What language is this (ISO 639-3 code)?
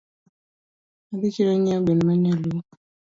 luo